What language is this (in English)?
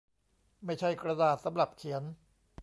Thai